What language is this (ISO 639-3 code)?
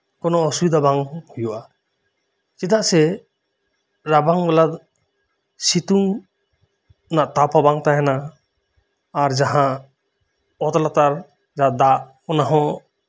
sat